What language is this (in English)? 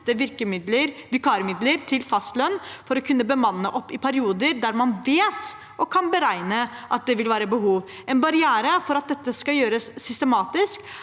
Norwegian